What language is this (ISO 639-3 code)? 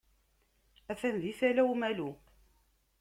kab